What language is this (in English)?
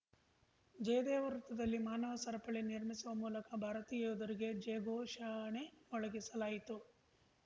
Kannada